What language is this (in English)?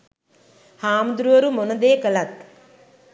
Sinhala